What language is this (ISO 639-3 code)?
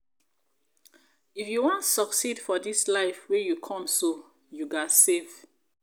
pcm